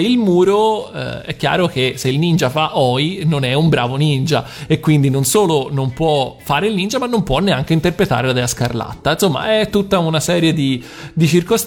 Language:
Italian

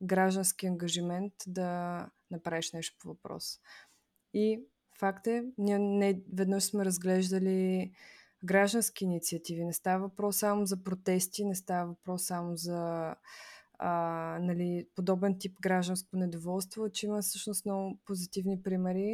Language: Bulgarian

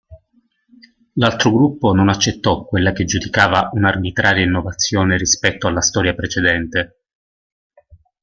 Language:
Italian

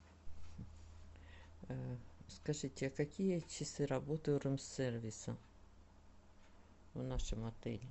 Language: Russian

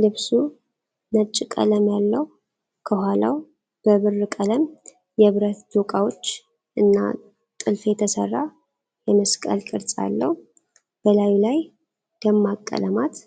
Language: Amharic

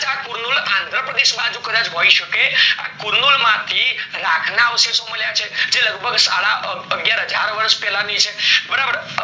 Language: Gujarati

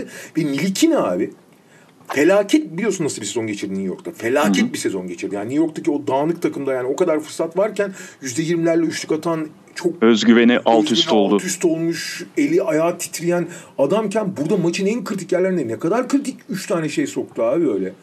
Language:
Turkish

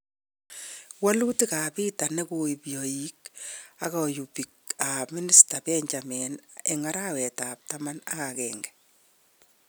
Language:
Kalenjin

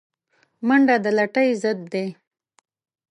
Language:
Pashto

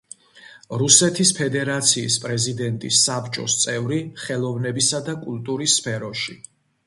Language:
Georgian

